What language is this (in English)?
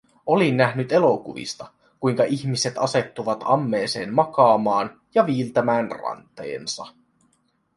Finnish